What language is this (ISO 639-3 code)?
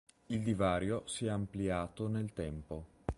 ita